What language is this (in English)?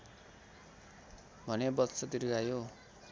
Nepali